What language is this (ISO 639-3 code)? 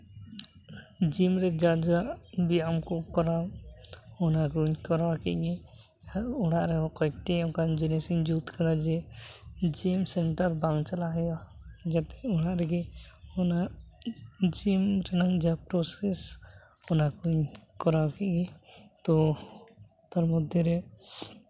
sat